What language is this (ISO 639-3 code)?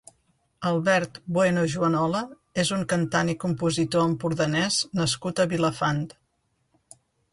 cat